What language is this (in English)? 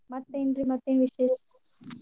Kannada